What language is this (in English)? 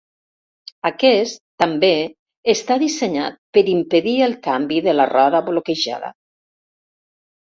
Catalan